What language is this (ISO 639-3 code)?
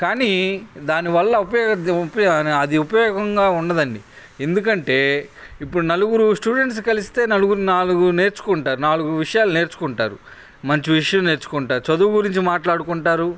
tel